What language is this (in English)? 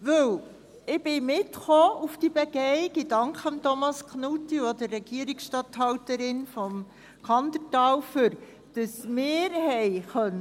Swiss German